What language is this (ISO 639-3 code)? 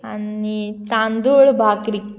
kok